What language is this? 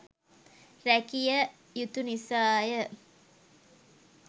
Sinhala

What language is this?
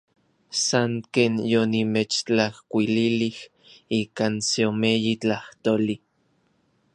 Orizaba Nahuatl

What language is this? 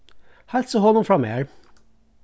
Faroese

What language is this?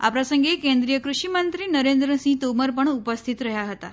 Gujarati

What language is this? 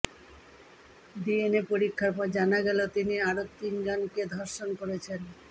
Bangla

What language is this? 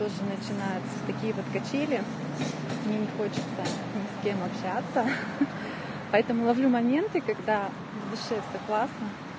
Russian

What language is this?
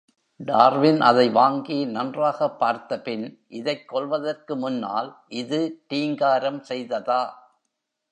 Tamil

